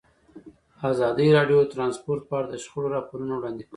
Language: Pashto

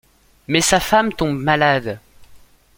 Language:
French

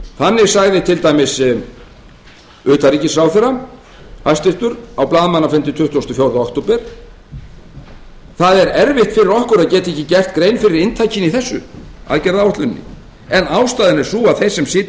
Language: Icelandic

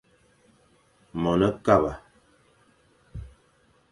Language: Fang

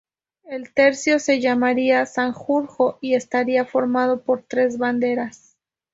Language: Spanish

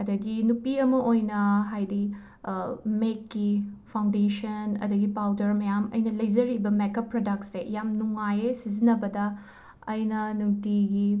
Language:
Manipuri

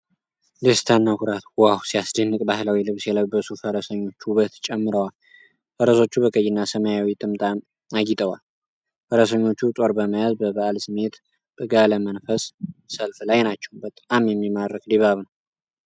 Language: Amharic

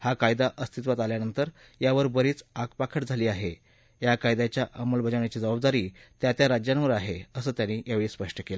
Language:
Marathi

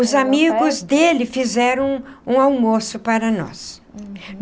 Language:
Portuguese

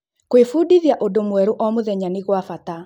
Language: Kikuyu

